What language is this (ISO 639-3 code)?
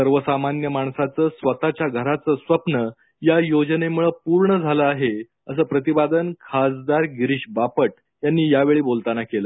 mar